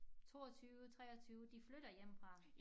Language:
Danish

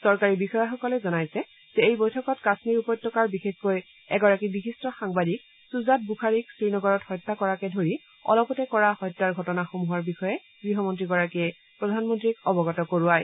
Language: Assamese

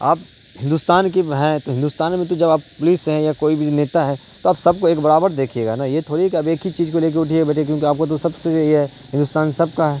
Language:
Urdu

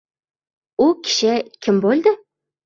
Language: Uzbek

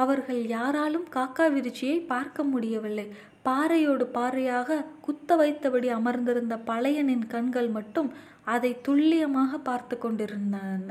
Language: Tamil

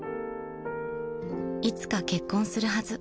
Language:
Japanese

